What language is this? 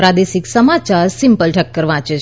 Gujarati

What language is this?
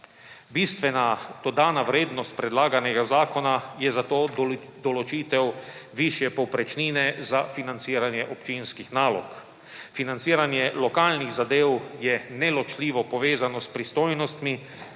Slovenian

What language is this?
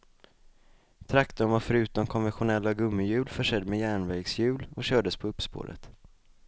Swedish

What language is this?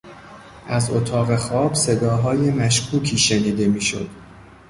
Persian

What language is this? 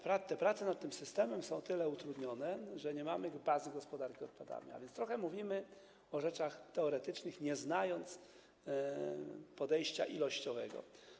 Polish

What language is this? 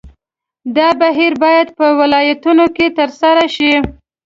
Pashto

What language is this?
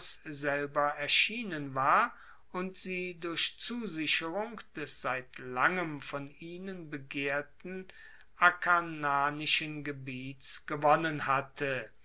German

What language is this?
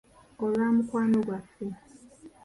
Ganda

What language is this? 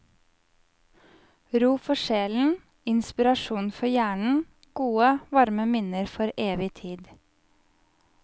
Norwegian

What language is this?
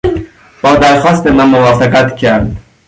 Persian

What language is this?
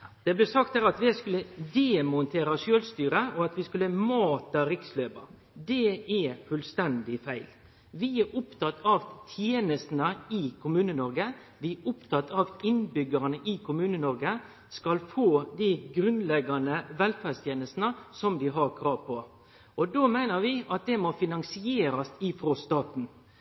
Norwegian Nynorsk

